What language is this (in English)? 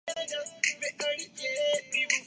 Urdu